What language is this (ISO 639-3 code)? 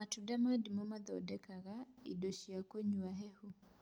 kik